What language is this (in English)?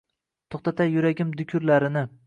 Uzbek